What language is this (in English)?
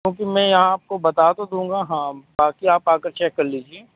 Urdu